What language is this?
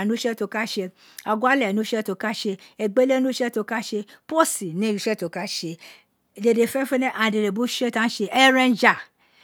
Isekiri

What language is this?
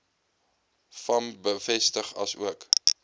Afrikaans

